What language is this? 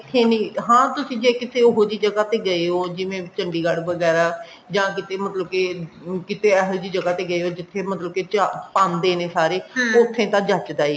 Punjabi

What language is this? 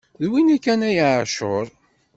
Kabyle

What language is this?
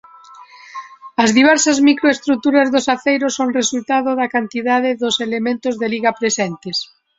Galician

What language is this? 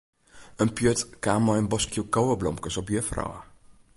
Western Frisian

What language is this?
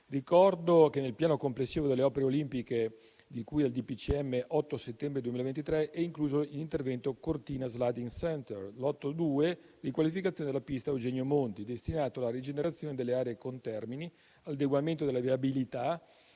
Italian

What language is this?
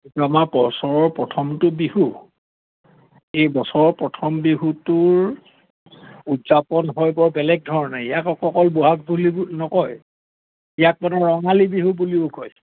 Assamese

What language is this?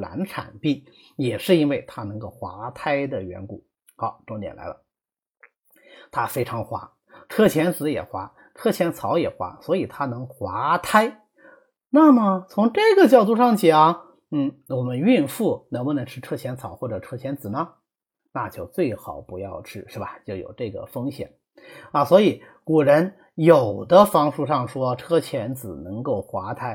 Chinese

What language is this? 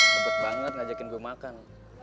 Indonesian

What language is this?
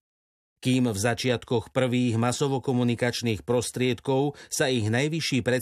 Slovak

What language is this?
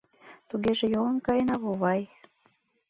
Mari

